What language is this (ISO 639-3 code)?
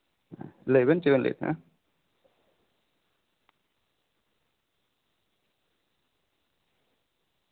sat